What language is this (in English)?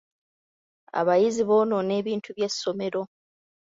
Ganda